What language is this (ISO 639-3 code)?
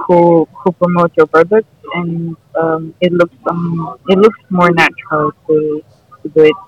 eng